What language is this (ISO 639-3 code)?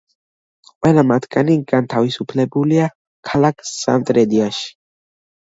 kat